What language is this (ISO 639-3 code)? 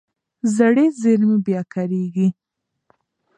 pus